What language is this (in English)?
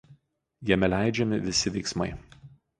Lithuanian